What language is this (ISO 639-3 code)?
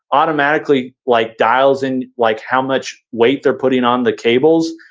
eng